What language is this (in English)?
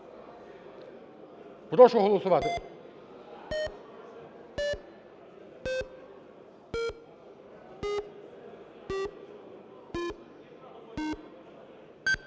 Ukrainian